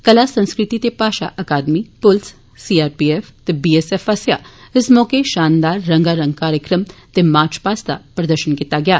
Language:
Dogri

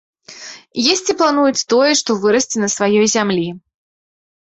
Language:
Belarusian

